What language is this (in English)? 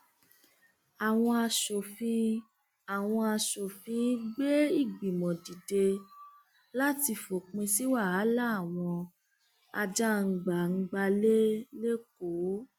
Yoruba